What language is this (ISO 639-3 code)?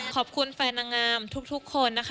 tha